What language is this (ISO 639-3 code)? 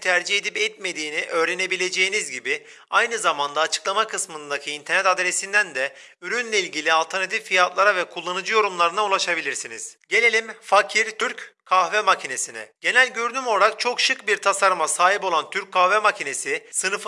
tur